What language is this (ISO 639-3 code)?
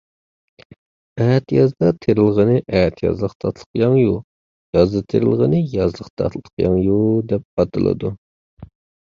uig